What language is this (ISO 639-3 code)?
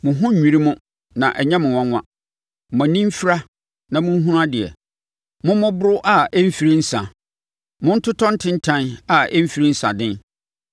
aka